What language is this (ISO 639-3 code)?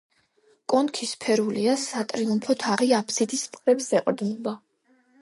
kat